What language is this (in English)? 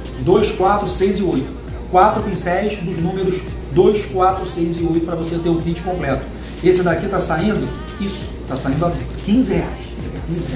Portuguese